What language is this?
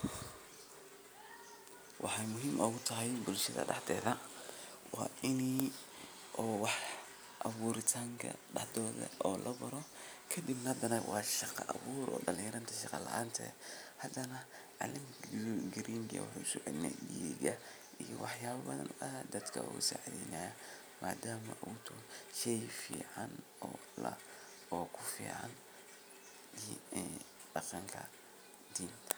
Somali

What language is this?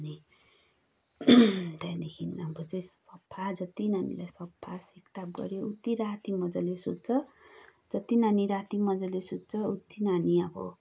Nepali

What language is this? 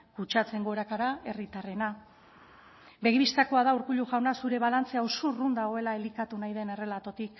Basque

